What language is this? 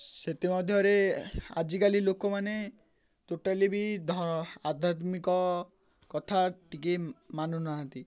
Odia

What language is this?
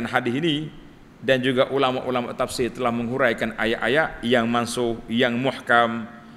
Malay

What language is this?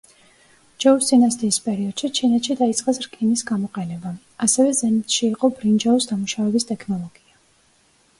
Georgian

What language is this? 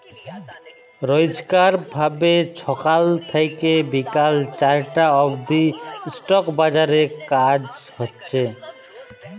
Bangla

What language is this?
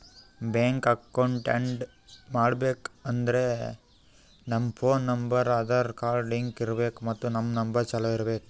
Kannada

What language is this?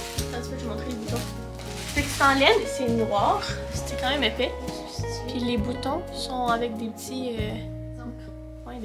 French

